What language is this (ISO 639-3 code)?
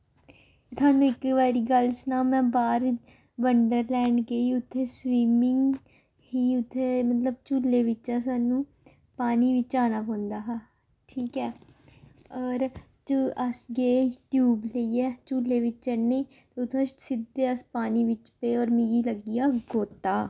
doi